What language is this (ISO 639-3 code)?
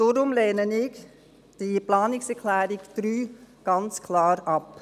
gsw